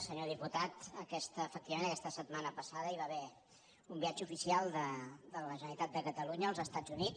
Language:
Catalan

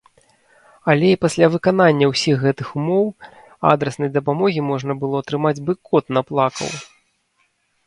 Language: Belarusian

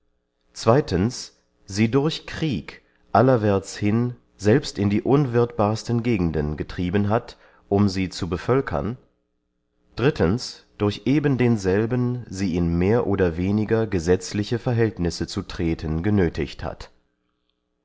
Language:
German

